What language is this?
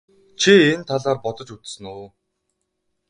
Mongolian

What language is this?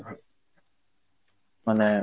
Odia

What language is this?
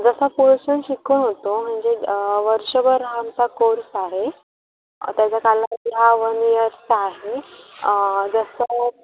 Marathi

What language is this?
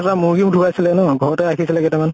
Assamese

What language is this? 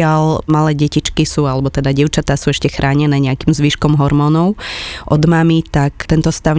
Slovak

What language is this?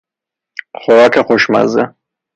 Persian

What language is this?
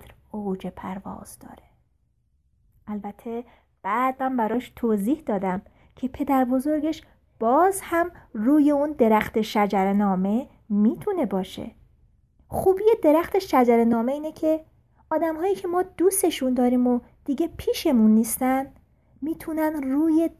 Persian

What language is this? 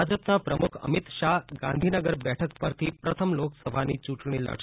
Gujarati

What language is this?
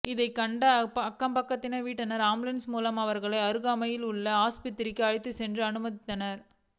Tamil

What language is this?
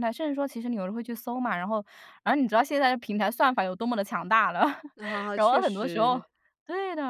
Chinese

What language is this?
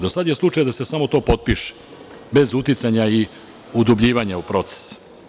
Serbian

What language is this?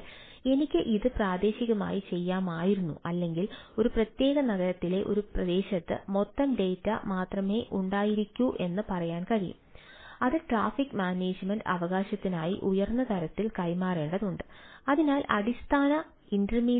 Malayalam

